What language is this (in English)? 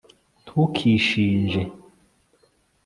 Kinyarwanda